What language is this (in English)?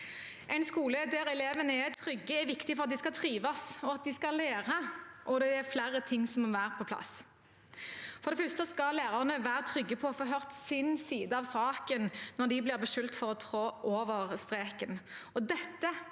Norwegian